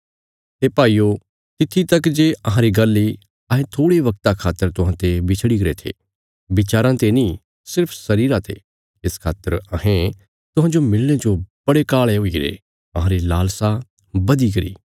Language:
Bilaspuri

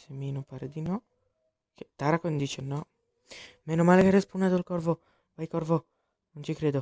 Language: Italian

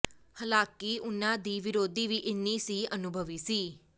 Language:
Punjabi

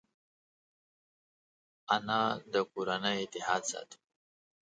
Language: Pashto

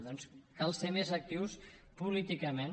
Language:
Catalan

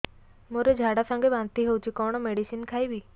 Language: Odia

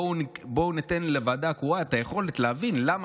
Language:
Hebrew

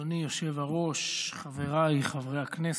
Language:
Hebrew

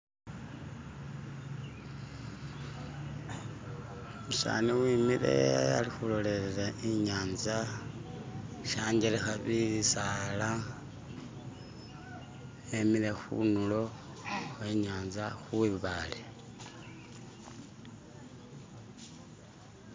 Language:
Masaaba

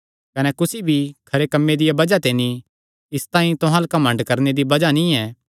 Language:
Kangri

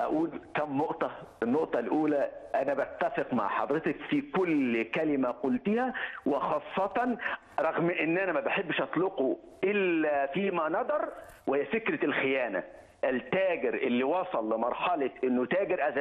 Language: Arabic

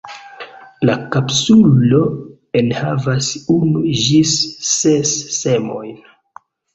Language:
Esperanto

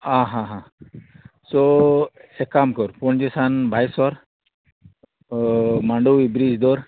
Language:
Konkani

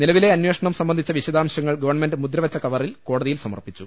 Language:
Malayalam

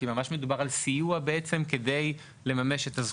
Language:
Hebrew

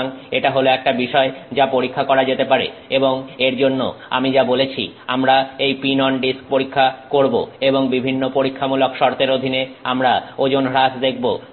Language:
Bangla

